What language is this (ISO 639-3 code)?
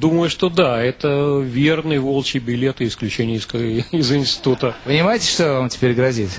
rus